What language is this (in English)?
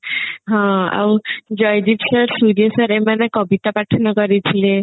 Odia